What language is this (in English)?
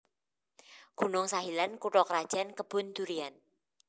Javanese